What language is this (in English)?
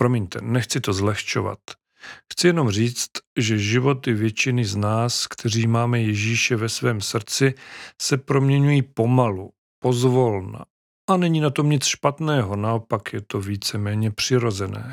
Czech